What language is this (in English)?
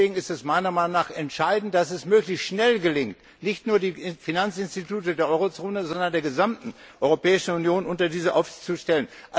German